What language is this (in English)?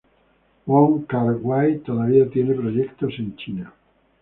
Spanish